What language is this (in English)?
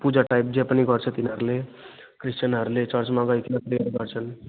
Nepali